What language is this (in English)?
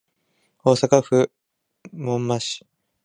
Japanese